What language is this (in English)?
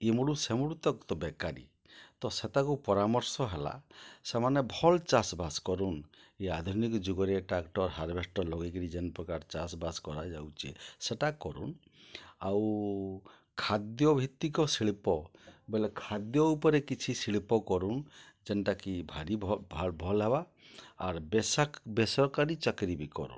Odia